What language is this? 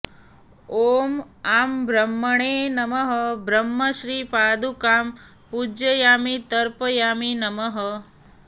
Sanskrit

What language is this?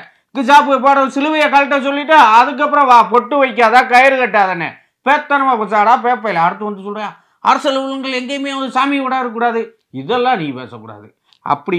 Tamil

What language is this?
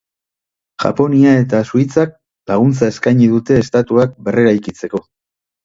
Basque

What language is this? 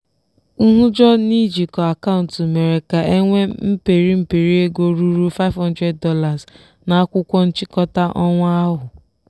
Igbo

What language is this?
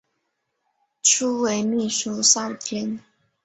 Chinese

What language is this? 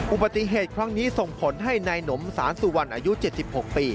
Thai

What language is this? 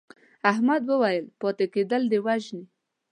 Pashto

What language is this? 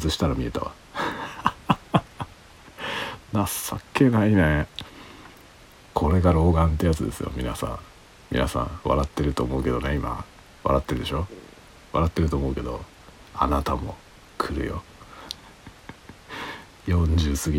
Japanese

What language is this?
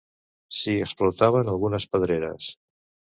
Catalan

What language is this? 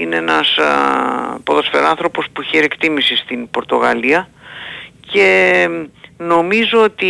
Greek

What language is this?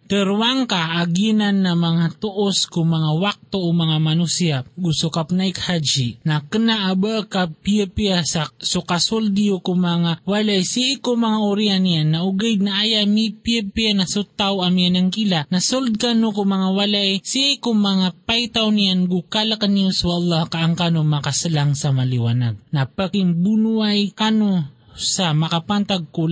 Filipino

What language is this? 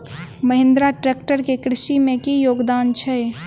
Maithili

